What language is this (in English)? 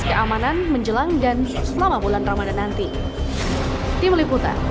Indonesian